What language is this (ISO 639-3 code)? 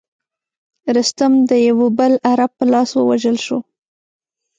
pus